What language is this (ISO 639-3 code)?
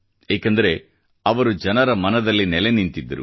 kan